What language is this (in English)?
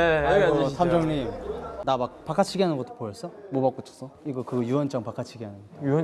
Korean